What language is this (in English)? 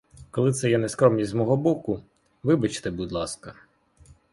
Ukrainian